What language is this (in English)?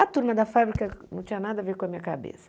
Portuguese